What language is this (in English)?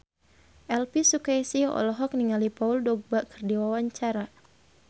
Sundanese